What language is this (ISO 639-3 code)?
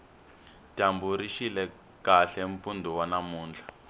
tso